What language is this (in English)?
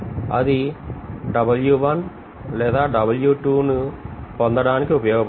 Telugu